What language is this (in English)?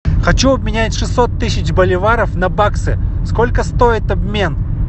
Russian